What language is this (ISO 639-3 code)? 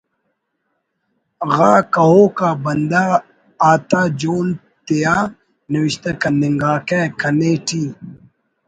brh